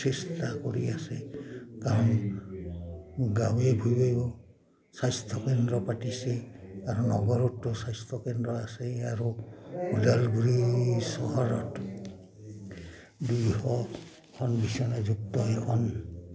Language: Assamese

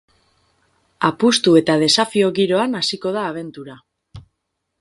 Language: Basque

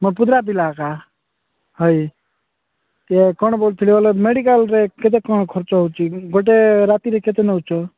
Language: Odia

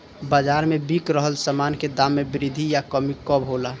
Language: Bhojpuri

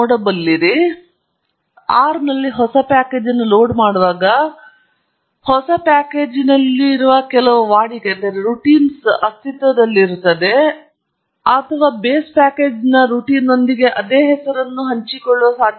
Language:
Kannada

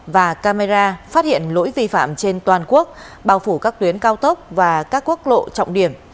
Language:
Vietnamese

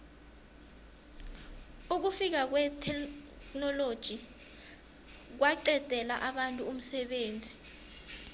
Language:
South Ndebele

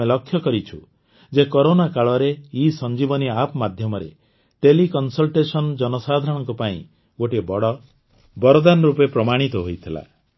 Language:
Odia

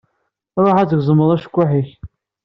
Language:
Kabyle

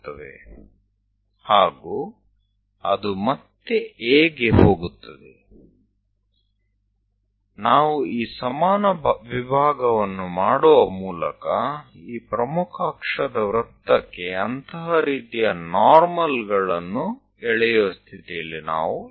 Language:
Gujarati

